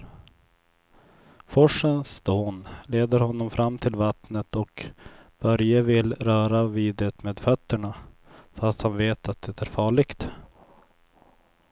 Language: Swedish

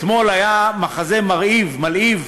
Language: Hebrew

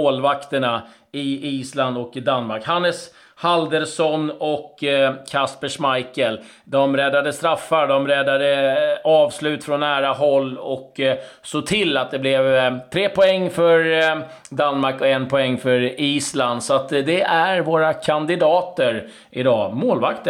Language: Swedish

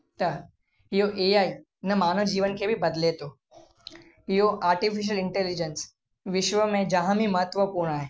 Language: Sindhi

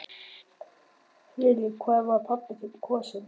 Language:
Icelandic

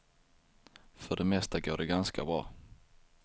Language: Swedish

